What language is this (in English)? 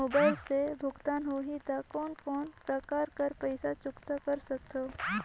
Chhattisgarhi